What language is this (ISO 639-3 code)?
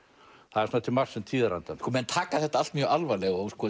isl